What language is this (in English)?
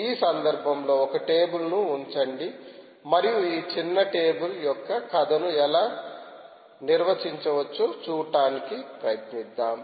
Telugu